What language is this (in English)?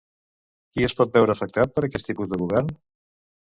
Catalan